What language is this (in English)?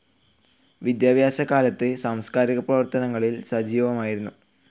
Malayalam